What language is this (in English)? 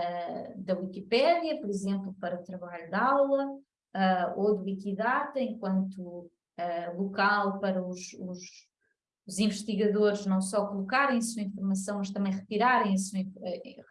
Portuguese